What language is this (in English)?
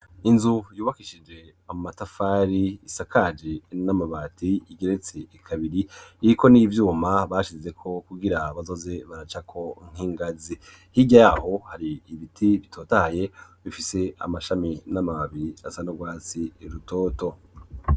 Rundi